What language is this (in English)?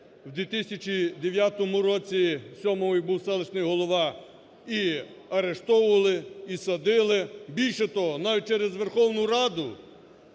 Ukrainian